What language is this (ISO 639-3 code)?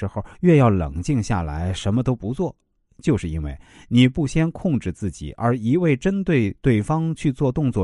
zho